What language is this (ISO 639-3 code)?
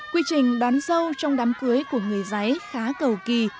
vie